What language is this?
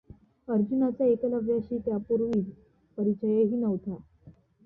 Marathi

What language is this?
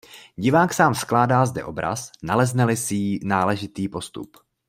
Czech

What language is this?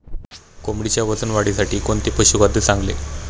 Marathi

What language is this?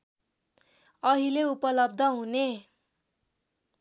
Nepali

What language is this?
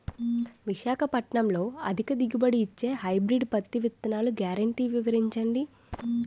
Telugu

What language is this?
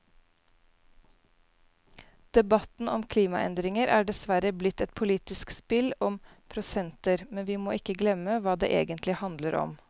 Norwegian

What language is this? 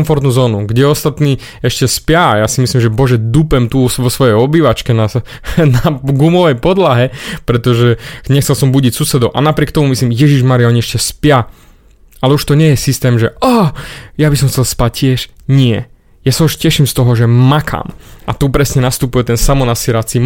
Slovak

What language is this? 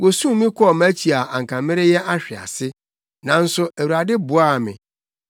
Akan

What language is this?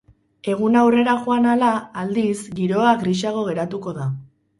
Basque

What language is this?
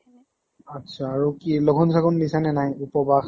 Assamese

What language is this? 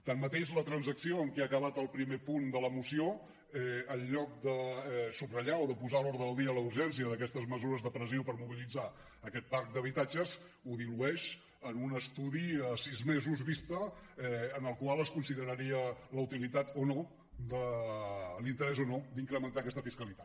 Catalan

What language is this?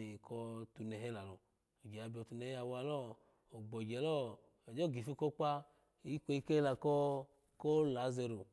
Alago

